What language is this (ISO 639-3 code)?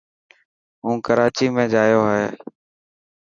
mki